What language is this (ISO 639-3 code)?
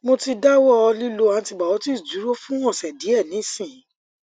yor